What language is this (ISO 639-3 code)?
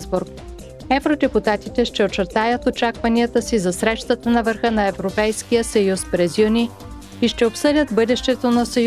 bul